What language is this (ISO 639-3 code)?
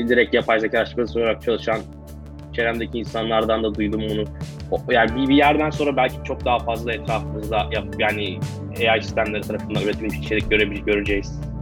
tur